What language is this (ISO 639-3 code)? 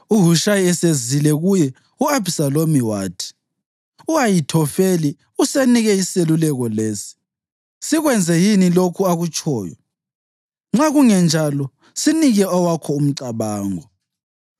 nde